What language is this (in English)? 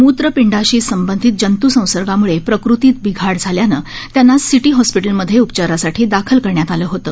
Marathi